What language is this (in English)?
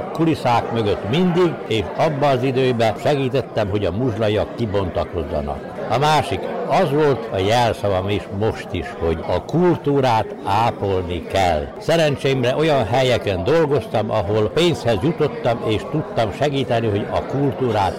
Hungarian